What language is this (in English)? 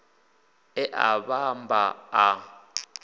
Venda